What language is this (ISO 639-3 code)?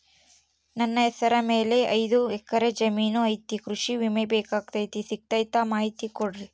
kan